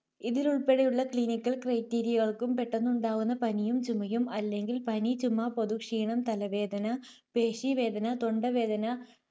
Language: Malayalam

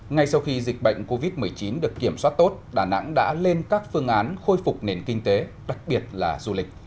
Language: Vietnamese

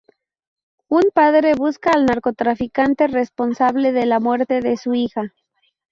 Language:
Spanish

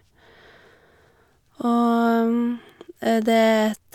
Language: Norwegian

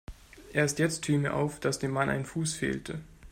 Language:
German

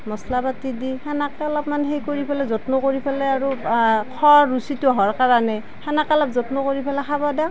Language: Assamese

